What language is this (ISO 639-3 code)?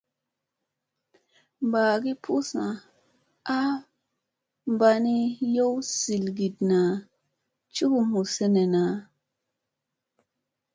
mse